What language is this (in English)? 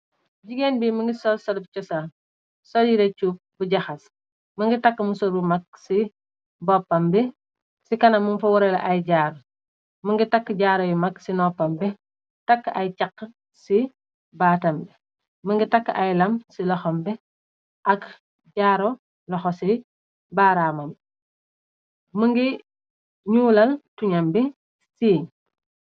Wolof